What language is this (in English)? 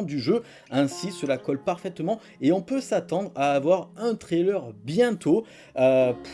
French